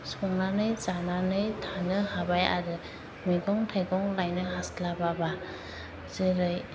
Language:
Bodo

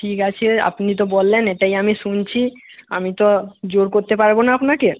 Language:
Bangla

